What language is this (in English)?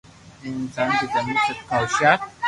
Loarki